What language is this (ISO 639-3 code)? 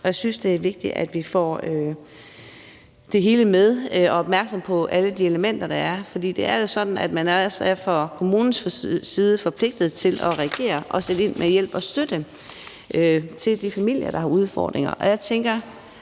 dan